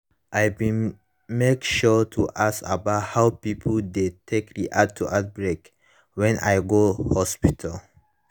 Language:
Nigerian Pidgin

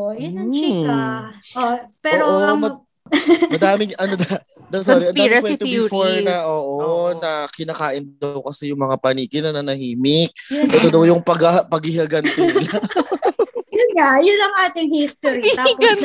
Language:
Filipino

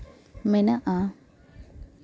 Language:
Santali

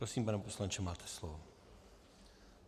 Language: Czech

